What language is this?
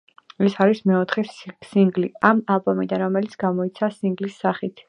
Georgian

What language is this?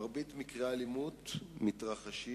Hebrew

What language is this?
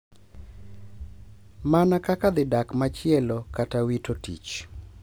Luo (Kenya and Tanzania)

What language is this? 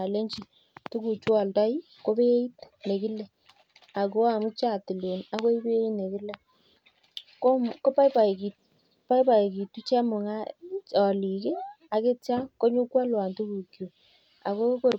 Kalenjin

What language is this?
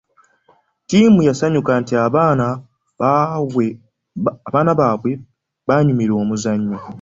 Ganda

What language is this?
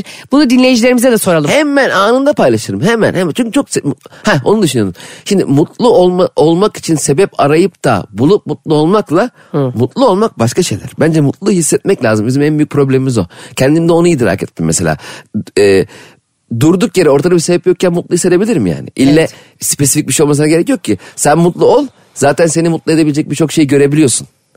Turkish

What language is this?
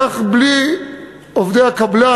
Hebrew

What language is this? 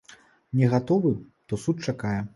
Belarusian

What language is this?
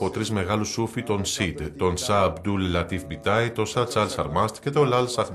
Greek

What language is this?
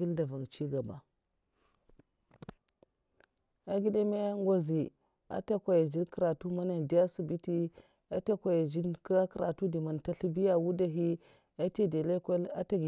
Mafa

